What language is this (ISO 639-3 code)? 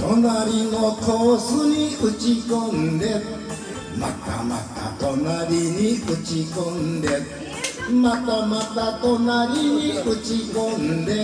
jpn